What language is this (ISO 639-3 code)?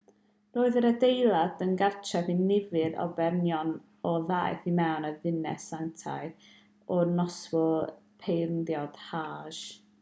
cym